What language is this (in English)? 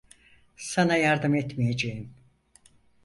Turkish